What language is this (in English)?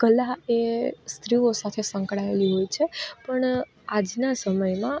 Gujarati